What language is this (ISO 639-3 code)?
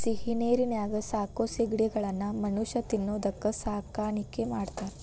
kan